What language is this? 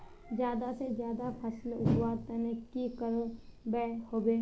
Magahi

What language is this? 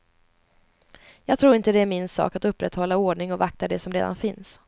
Swedish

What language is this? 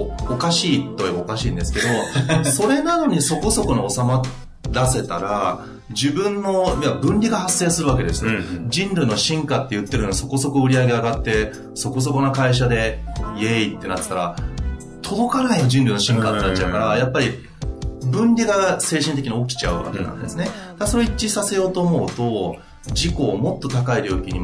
Japanese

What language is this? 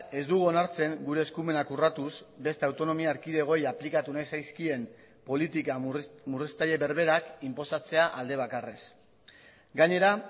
Basque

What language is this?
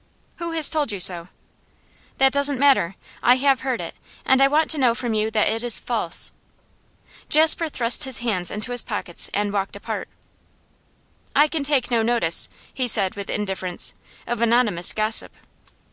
English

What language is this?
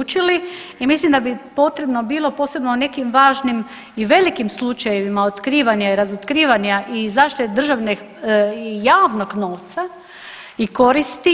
Croatian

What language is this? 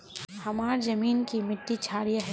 Magahi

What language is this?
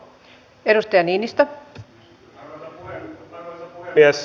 Finnish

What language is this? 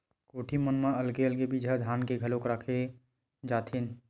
Chhattisgarhi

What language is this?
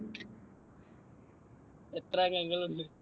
Malayalam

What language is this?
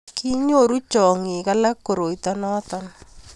Kalenjin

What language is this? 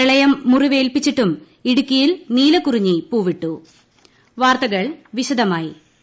Malayalam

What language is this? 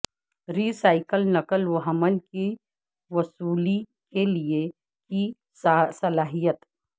Urdu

